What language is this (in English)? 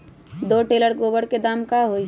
Magahi